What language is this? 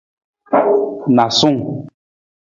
Nawdm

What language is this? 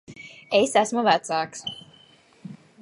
Latvian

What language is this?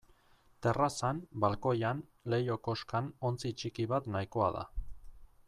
Basque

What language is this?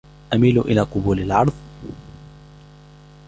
Arabic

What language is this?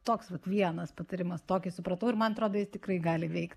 Lithuanian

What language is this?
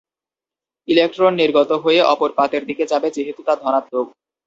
Bangla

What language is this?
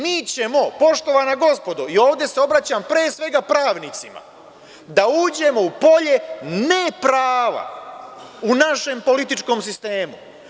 Serbian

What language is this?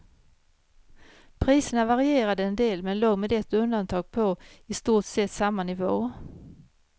Swedish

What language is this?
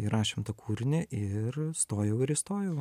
Lithuanian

